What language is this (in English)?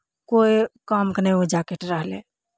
Maithili